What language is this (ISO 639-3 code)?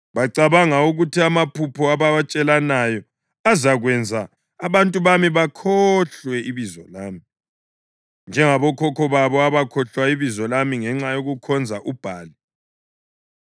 nde